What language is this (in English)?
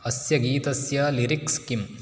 Sanskrit